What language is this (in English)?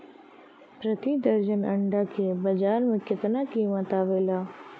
Bhojpuri